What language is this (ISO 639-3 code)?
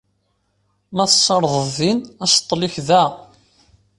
kab